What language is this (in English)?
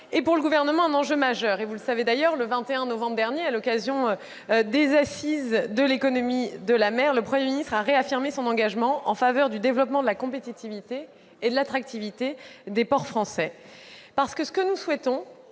French